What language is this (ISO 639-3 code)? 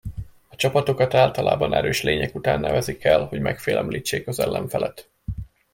hun